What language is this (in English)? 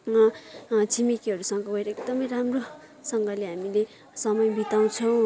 Nepali